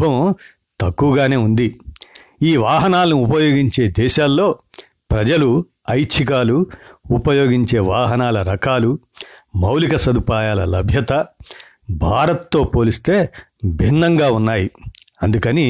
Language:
Telugu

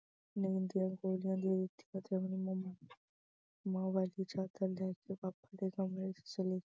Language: Punjabi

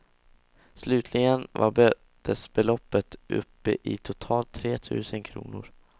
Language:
Swedish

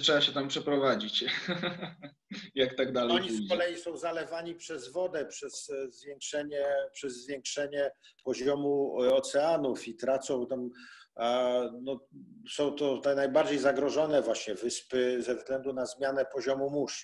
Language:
Polish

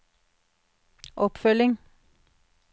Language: Norwegian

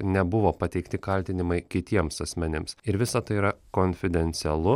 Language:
Lithuanian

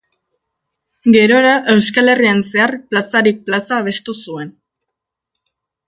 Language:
Basque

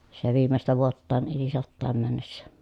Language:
Finnish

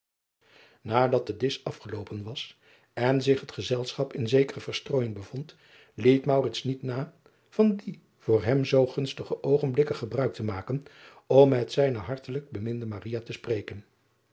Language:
Dutch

